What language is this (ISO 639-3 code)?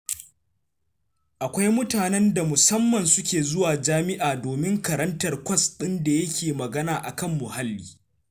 hau